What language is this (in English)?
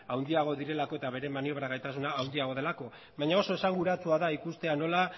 Basque